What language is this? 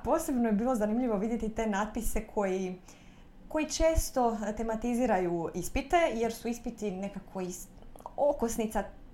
Croatian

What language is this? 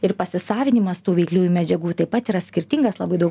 Lithuanian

